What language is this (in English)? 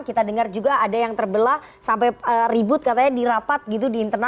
Indonesian